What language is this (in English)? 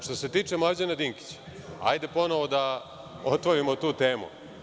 Serbian